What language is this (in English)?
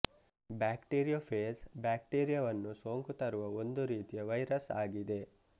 Kannada